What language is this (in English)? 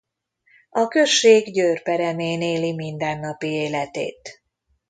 Hungarian